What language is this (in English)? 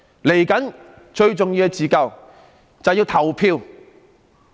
Cantonese